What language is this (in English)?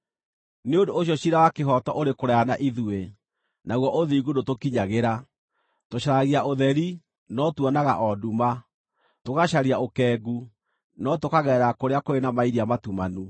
Kikuyu